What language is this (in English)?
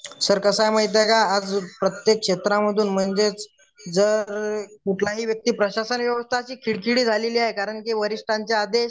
Marathi